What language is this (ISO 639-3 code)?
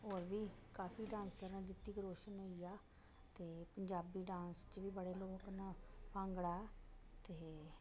doi